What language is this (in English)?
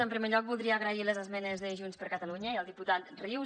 Catalan